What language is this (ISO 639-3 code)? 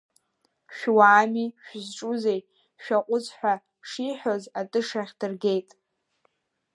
abk